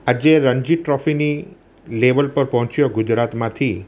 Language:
Gujarati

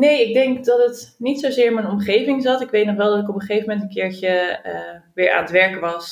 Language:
Dutch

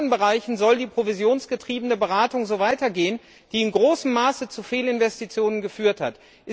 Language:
German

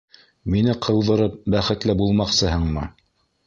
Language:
Bashkir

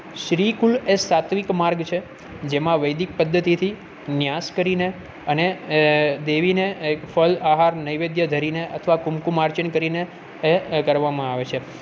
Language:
Gujarati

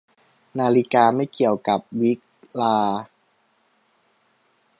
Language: Thai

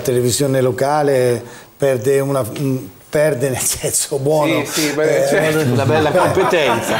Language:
Italian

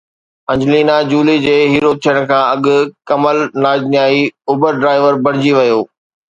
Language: Sindhi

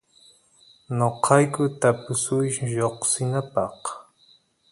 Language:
Santiago del Estero Quichua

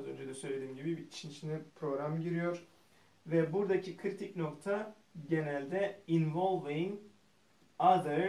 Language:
Turkish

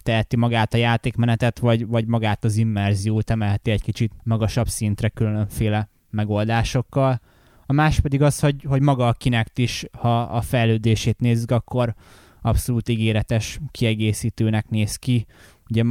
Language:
Hungarian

